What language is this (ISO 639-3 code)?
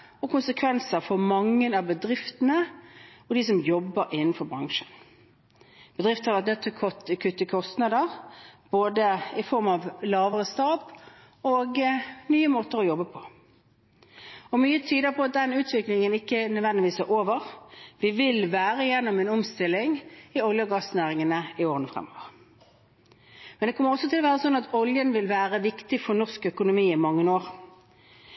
nob